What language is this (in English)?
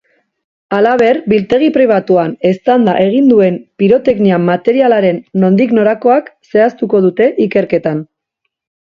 Basque